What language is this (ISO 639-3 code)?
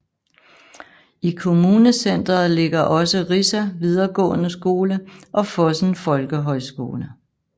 dan